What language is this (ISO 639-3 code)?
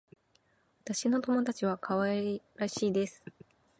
jpn